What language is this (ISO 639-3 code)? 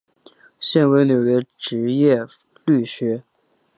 zho